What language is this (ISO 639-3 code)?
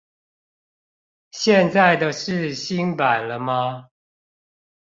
zho